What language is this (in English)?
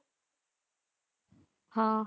Punjabi